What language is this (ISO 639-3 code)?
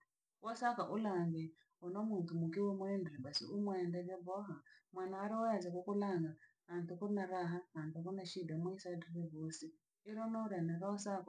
lag